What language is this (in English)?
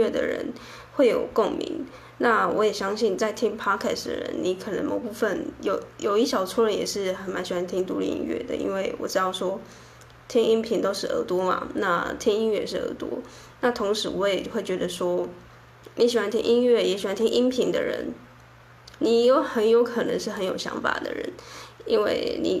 Chinese